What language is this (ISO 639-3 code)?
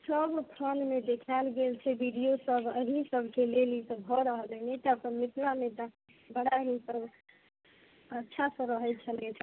mai